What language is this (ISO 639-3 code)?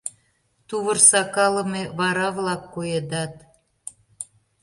chm